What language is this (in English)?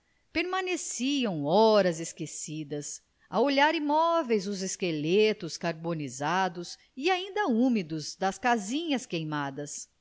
Portuguese